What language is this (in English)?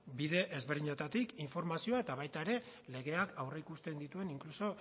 Basque